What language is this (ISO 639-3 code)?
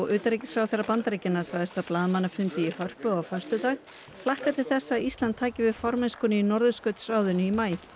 isl